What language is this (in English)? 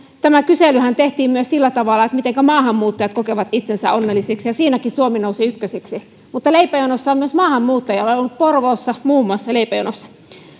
Finnish